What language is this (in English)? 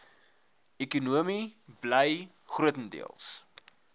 Afrikaans